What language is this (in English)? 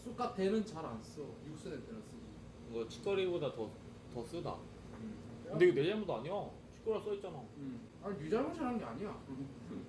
Korean